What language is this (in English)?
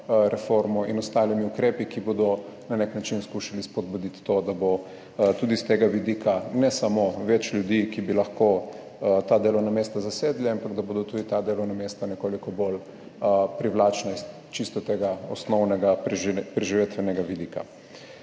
Slovenian